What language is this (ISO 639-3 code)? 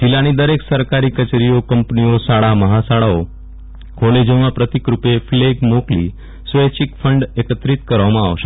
guj